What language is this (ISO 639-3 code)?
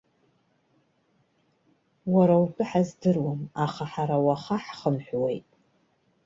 abk